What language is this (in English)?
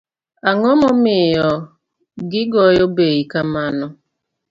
Luo (Kenya and Tanzania)